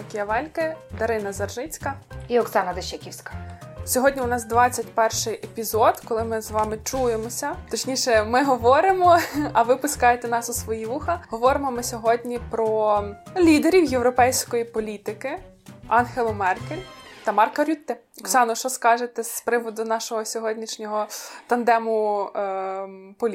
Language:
Ukrainian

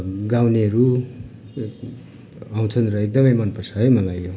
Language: Nepali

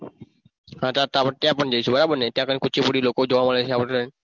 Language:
Gujarati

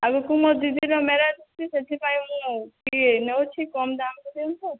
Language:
Odia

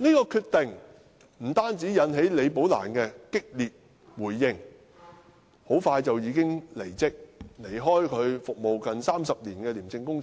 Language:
Cantonese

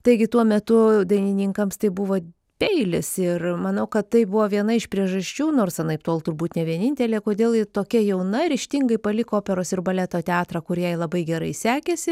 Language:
Lithuanian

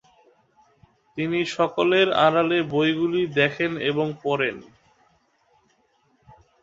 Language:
Bangla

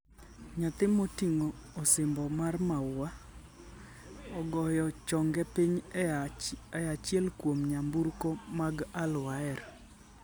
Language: Luo (Kenya and Tanzania)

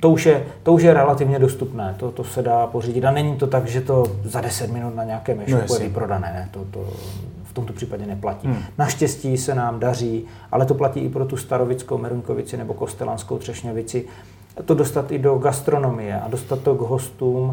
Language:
Czech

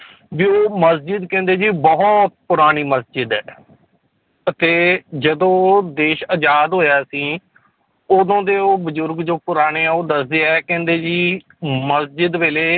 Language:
Punjabi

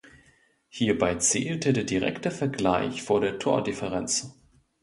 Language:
German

